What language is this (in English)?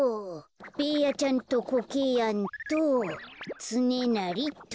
Japanese